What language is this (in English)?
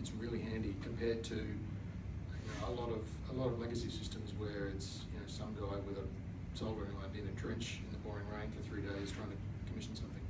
English